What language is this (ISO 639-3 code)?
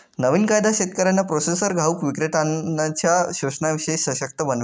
mar